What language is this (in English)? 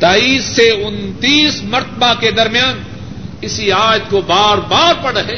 Urdu